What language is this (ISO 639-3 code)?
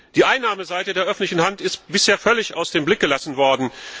deu